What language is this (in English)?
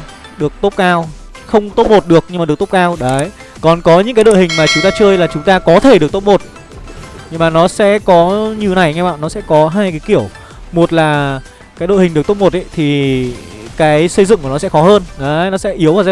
Vietnamese